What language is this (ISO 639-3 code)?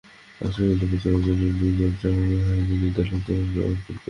ben